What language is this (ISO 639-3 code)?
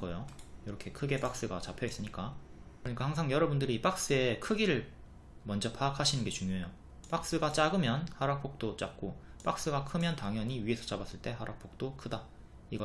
kor